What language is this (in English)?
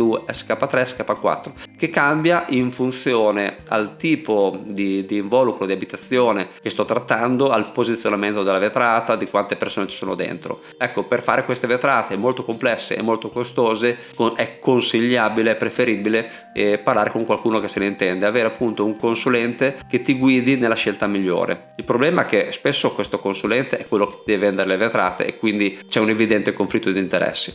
Italian